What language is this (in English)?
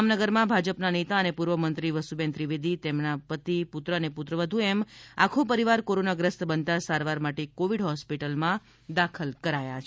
Gujarati